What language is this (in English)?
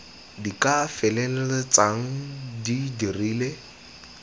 Tswana